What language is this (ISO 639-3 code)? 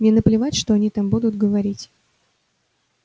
rus